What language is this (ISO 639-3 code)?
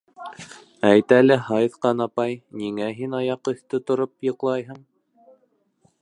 bak